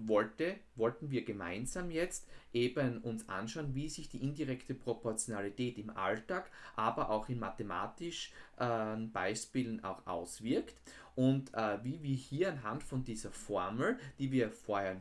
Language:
German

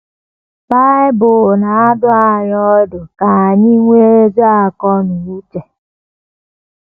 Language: Igbo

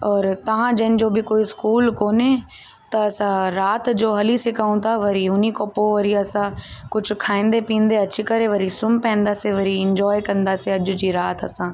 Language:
Sindhi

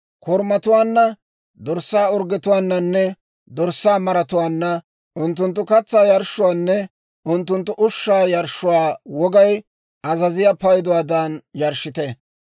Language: Dawro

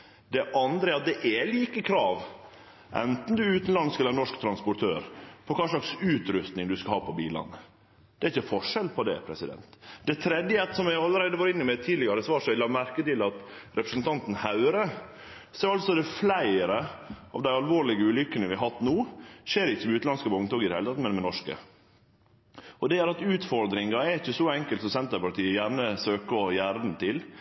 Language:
Norwegian Nynorsk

